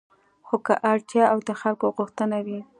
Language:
Pashto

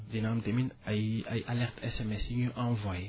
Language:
Wolof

